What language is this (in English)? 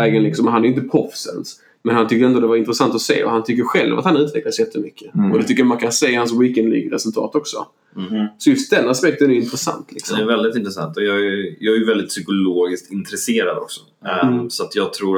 Swedish